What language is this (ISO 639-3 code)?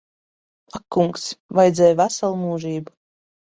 lav